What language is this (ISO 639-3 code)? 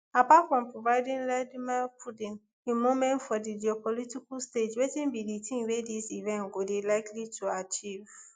pcm